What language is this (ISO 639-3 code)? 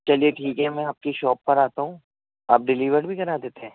urd